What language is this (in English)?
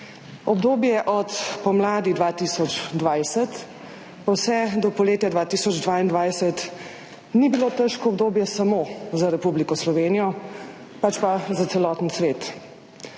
Slovenian